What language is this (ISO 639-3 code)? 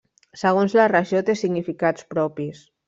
cat